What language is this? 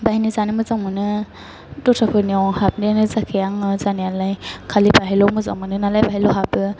Bodo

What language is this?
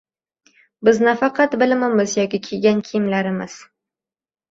Uzbek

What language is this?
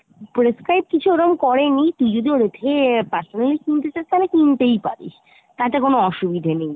Bangla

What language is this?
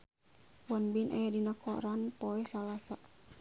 Sundanese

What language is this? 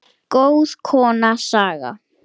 Icelandic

